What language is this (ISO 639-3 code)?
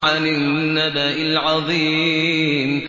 ara